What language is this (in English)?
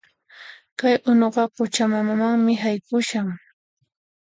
Puno Quechua